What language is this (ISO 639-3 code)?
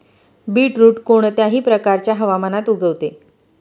mar